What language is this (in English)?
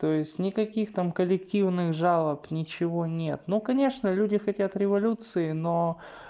Russian